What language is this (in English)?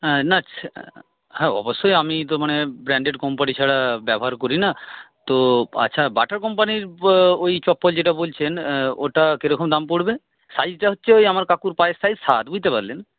Bangla